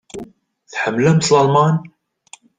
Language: Kabyle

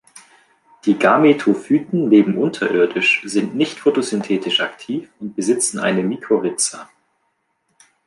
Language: German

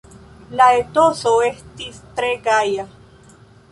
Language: Esperanto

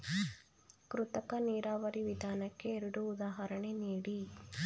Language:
Kannada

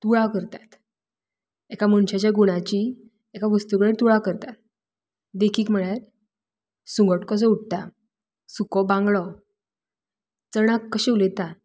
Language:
Konkani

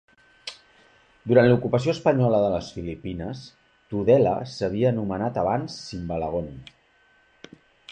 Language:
Catalan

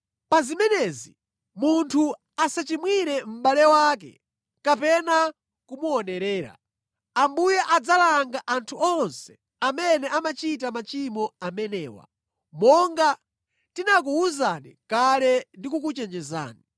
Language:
Nyanja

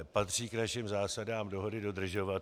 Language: Czech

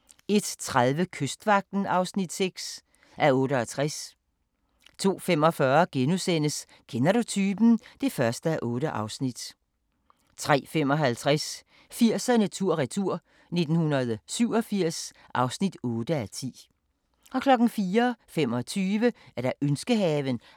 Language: Danish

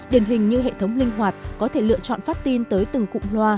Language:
Vietnamese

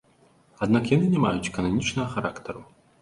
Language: Belarusian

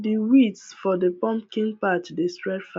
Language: Nigerian Pidgin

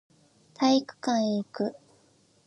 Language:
Japanese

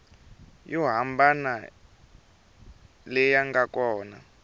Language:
Tsonga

